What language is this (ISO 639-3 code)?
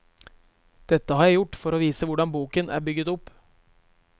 nor